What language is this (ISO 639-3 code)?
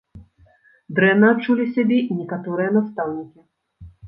bel